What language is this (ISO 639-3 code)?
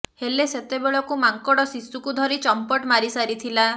ori